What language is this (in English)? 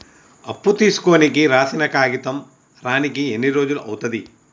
Telugu